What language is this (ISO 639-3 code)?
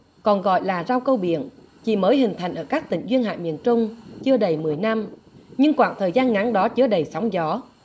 vie